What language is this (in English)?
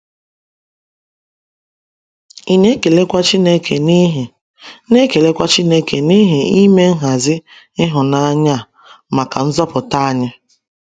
Igbo